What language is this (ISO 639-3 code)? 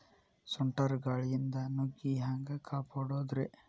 kan